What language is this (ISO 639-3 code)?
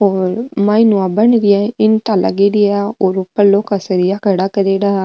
mwr